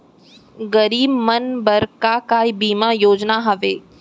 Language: Chhattisgarhi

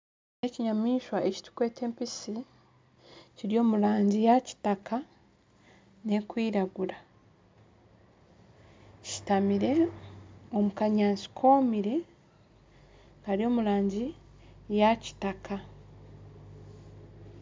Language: Nyankole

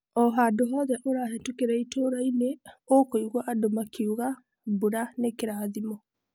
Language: Kikuyu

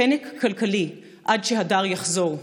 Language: Hebrew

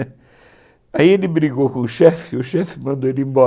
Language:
Portuguese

